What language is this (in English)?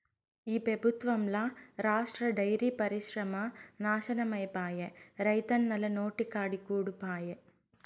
Telugu